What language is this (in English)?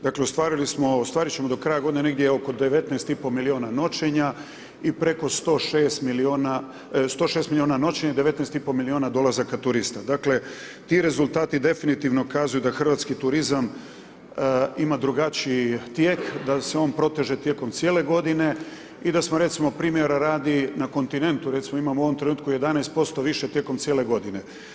Croatian